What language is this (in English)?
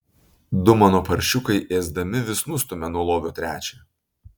Lithuanian